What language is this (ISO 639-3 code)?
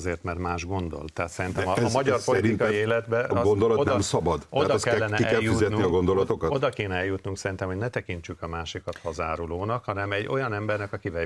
hun